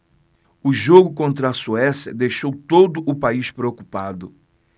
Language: Portuguese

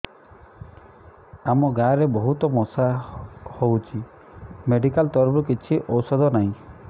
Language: Odia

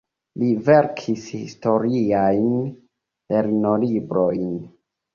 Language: Esperanto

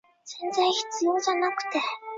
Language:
Chinese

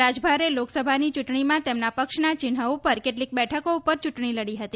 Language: Gujarati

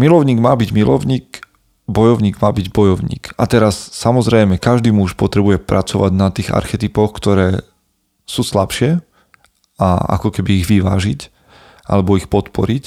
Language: Slovak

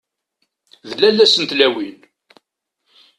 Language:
Kabyle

